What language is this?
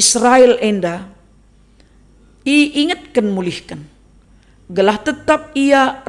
Indonesian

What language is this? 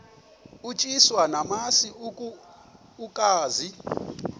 Xhosa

